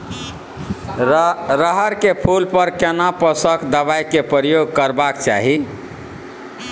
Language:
Maithili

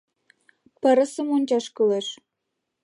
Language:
Mari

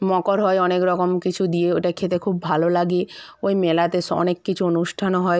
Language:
Bangla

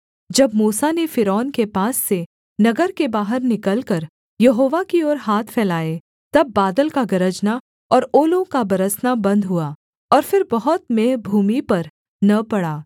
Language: Hindi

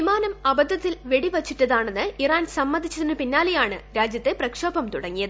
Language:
Malayalam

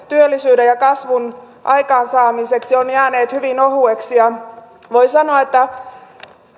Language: Finnish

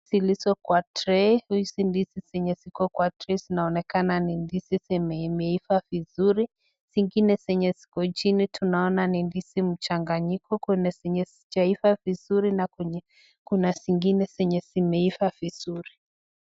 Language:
Swahili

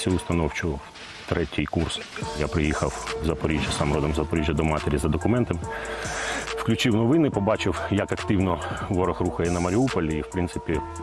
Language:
Ukrainian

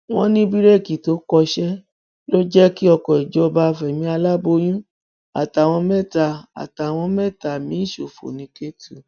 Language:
Yoruba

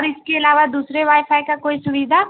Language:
Urdu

